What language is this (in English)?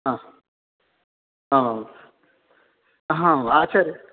Sanskrit